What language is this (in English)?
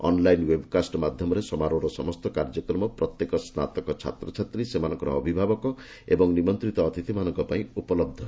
Odia